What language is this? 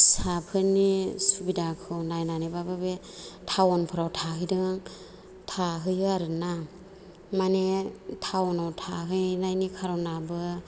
Bodo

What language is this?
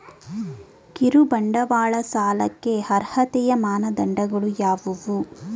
Kannada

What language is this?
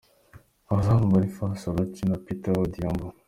Kinyarwanda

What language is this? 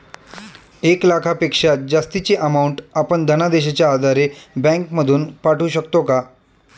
Marathi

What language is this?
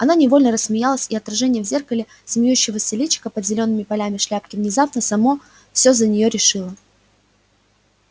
Russian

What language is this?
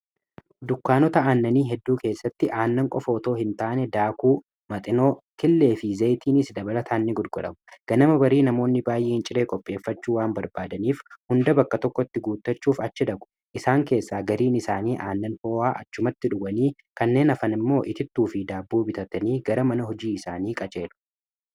Oromo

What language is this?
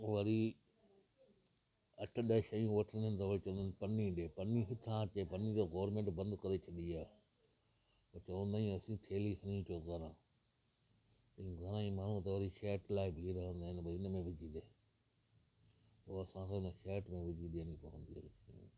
Sindhi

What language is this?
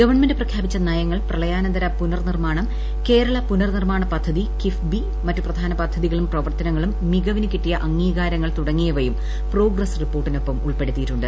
Malayalam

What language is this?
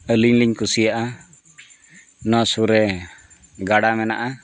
Santali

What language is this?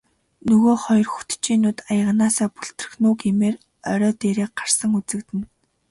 Mongolian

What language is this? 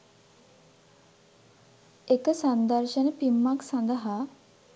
Sinhala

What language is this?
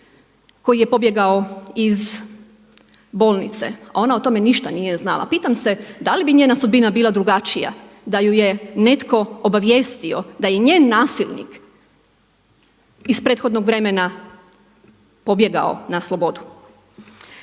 Croatian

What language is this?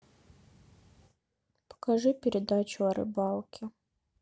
Russian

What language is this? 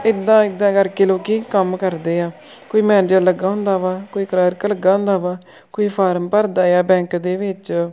Punjabi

